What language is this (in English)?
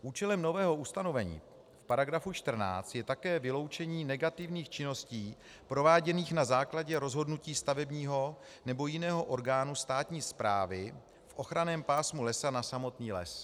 Czech